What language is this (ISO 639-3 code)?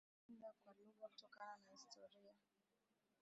swa